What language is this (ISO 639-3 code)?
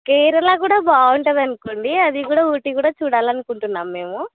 tel